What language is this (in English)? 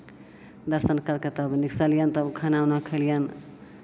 Maithili